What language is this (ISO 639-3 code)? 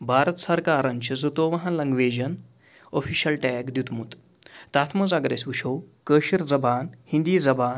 kas